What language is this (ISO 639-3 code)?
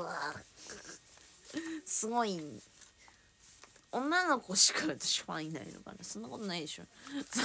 jpn